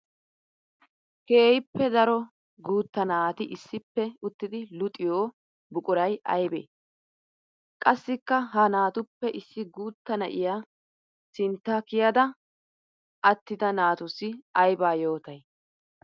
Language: Wolaytta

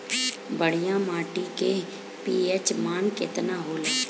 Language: Bhojpuri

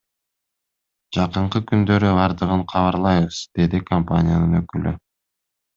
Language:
Kyrgyz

